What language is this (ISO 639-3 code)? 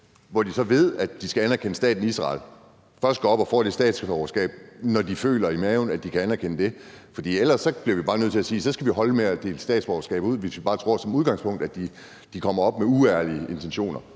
dan